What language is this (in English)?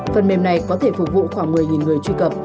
Vietnamese